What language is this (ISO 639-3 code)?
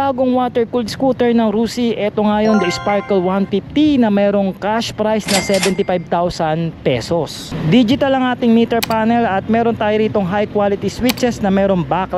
fil